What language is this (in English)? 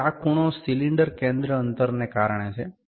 Gujarati